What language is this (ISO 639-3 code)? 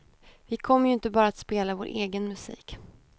swe